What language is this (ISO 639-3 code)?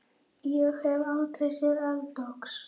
isl